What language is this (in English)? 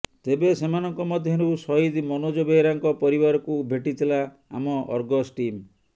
Odia